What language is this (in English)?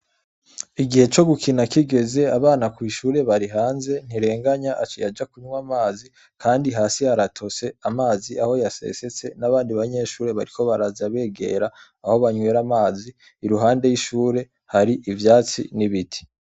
Rundi